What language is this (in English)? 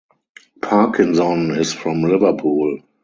English